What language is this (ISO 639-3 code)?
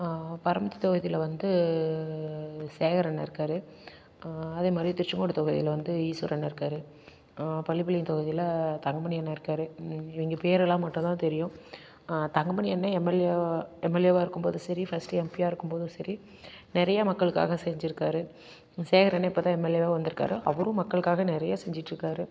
tam